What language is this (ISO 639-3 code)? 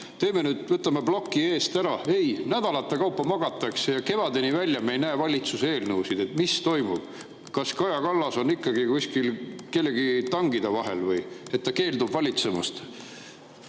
est